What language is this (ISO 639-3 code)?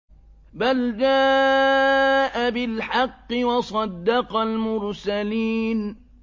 ara